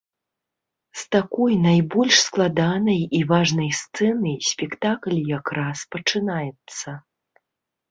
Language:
Belarusian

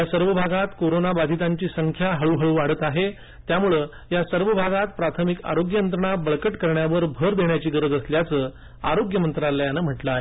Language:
Marathi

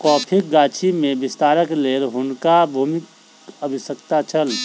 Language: Maithili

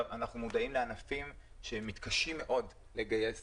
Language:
Hebrew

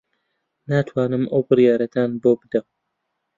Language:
Central Kurdish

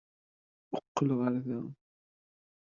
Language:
Kabyle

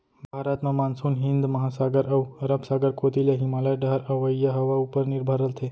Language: Chhattisgarhi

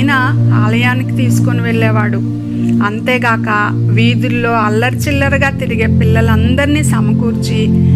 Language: Telugu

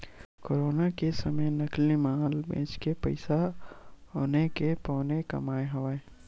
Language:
Chhattisgarhi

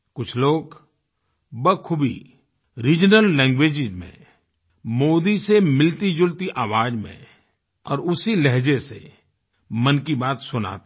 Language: Hindi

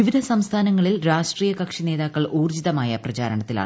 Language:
Malayalam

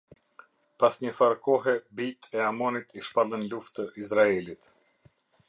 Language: Albanian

